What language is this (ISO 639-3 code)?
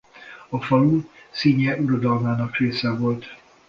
hun